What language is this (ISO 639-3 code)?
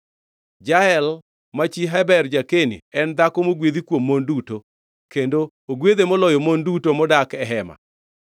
luo